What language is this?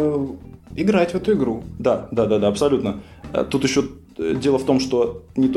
Russian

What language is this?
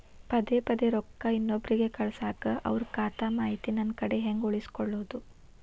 Kannada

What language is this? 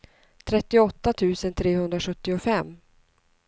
Swedish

